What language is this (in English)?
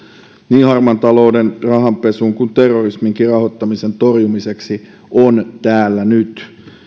Finnish